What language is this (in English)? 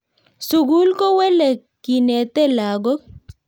Kalenjin